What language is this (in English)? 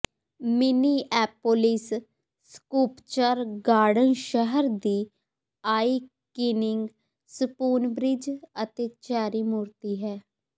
Punjabi